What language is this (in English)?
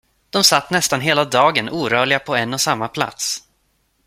Swedish